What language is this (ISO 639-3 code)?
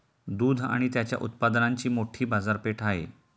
mar